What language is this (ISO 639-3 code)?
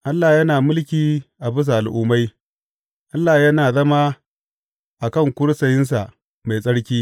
hau